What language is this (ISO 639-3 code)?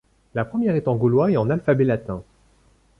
fra